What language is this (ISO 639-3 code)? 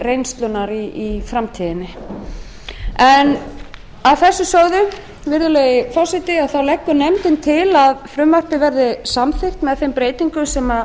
isl